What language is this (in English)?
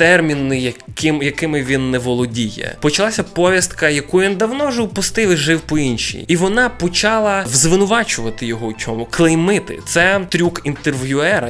Ukrainian